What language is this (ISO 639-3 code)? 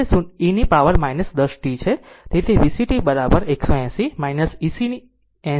guj